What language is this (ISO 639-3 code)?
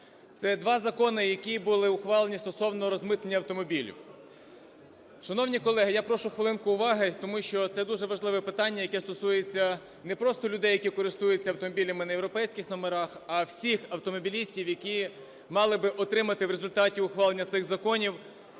ukr